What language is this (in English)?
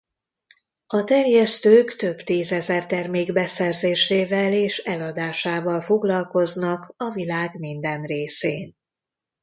Hungarian